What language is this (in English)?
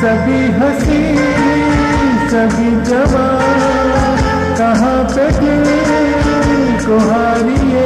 Hindi